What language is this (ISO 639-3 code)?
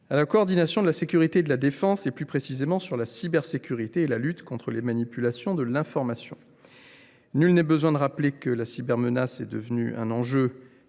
fra